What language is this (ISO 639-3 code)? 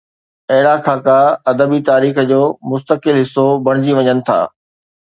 snd